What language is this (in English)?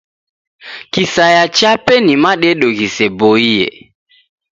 Taita